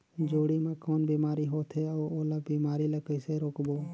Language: Chhattisgarhi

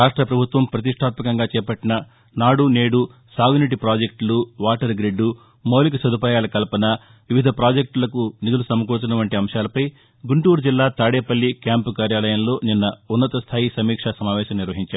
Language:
Telugu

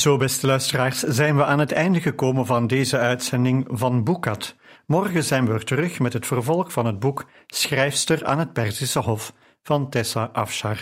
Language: Dutch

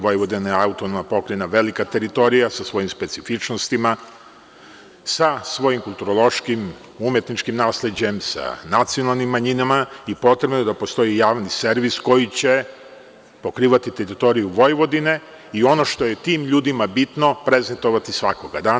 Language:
Serbian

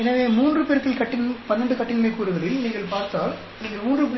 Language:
Tamil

